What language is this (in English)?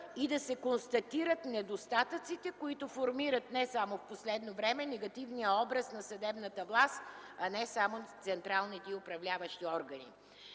Bulgarian